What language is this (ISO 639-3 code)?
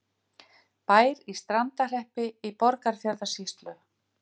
isl